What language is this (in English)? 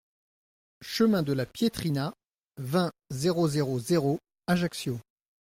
French